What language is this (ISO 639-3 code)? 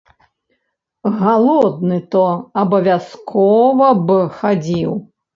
bel